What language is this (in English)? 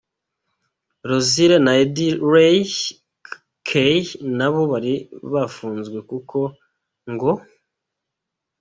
Kinyarwanda